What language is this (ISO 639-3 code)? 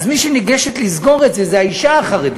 heb